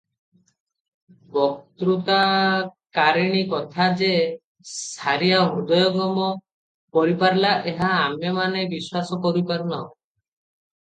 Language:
Odia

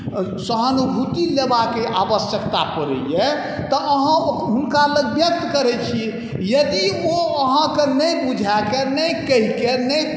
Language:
Maithili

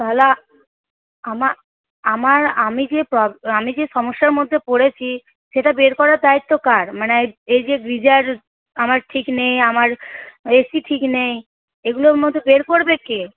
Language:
Bangla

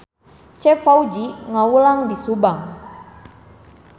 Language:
Sundanese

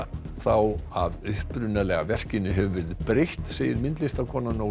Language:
Icelandic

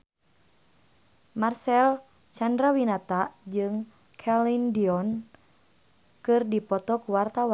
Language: Sundanese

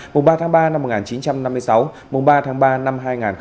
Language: Vietnamese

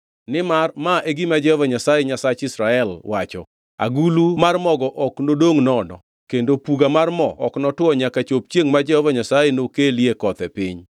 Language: Luo (Kenya and Tanzania)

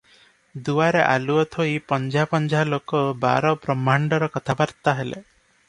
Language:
Odia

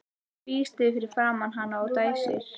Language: Icelandic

